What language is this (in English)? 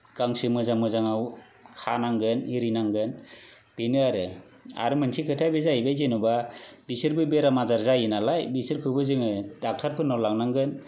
Bodo